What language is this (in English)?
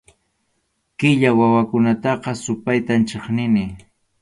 Arequipa-La Unión Quechua